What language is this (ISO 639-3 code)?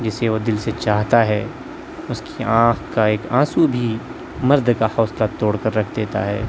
urd